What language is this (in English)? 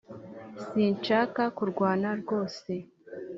Kinyarwanda